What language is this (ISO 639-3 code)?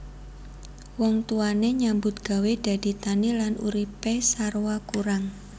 jav